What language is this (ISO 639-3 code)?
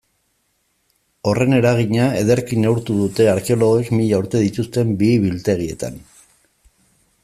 eus